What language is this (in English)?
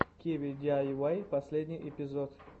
Russian